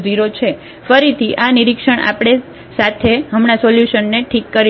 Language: Gujarati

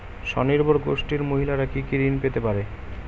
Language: Bangla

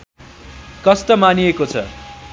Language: Nepali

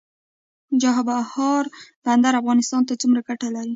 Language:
Pashto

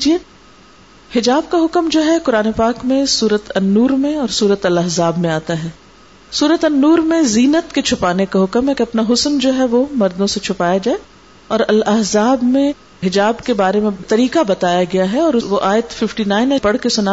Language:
Urdu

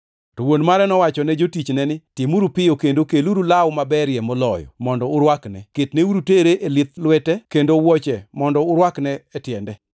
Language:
Luo (Kenya and Tanzania)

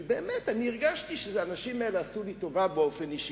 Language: Hebrew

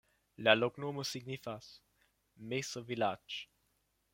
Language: Esperanto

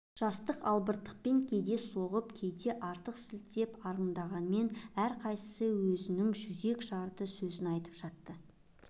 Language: Kazakh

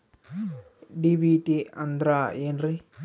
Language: Kannada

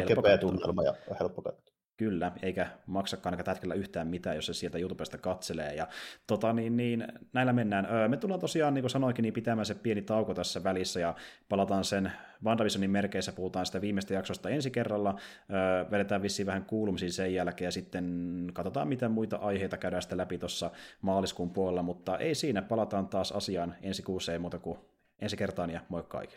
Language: Finnish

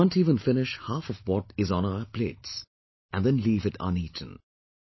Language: English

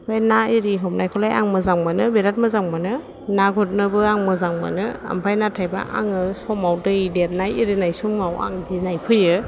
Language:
Bodo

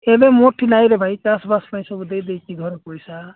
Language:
Odia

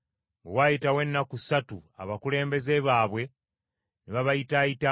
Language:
Ganda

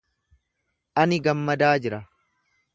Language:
Oromo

